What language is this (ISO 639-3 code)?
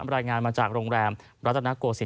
tha